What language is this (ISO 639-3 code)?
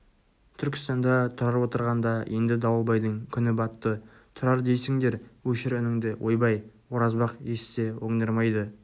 kaz